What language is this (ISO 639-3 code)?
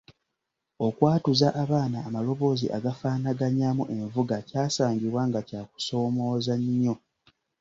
lug